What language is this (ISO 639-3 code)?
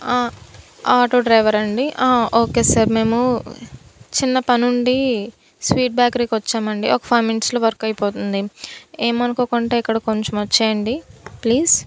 tel